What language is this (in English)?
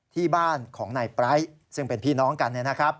Thai